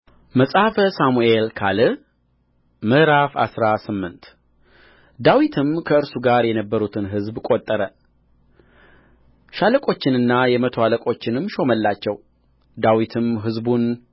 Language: Amharic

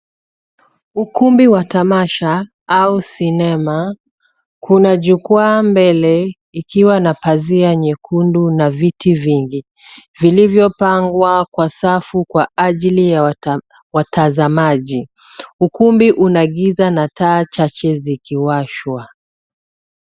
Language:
Swahili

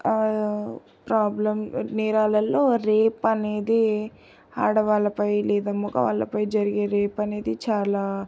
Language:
Telugu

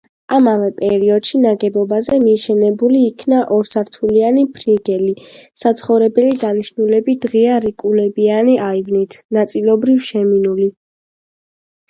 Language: Georgian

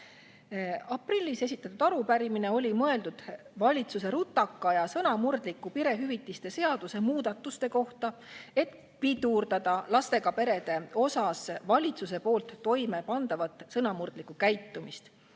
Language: Estonian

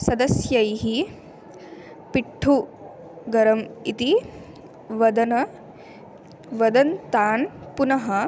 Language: Sanskrit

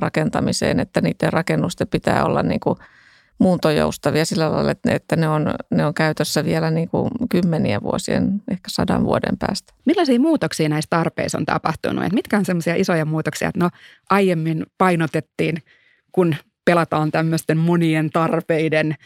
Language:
Finnish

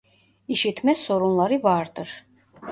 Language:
Turkish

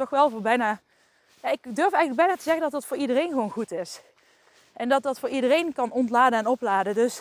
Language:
Dutch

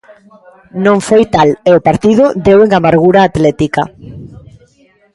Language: Galician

